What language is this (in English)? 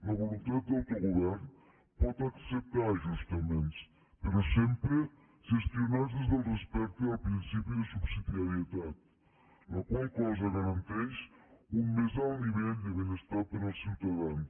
Catalan